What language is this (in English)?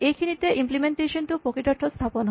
Assamese